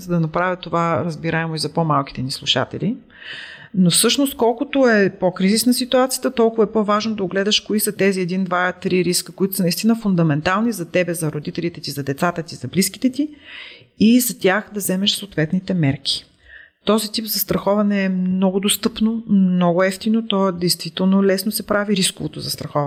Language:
Bulgarian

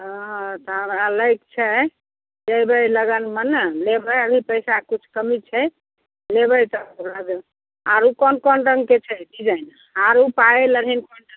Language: Maithili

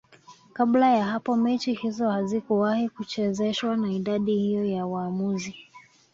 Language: Swahili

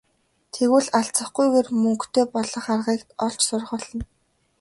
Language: Mongolian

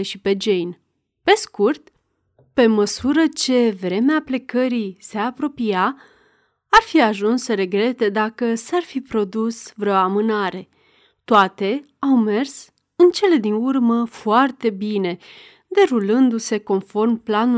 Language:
Romanian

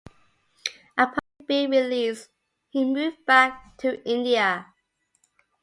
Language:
English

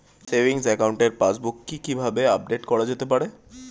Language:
Bangla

